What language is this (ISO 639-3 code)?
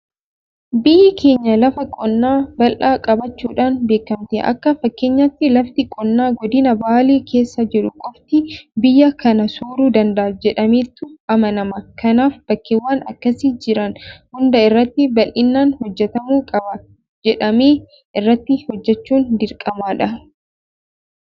orm